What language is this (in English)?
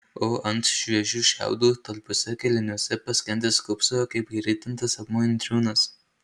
Lithuanian